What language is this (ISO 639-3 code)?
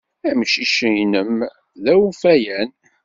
kab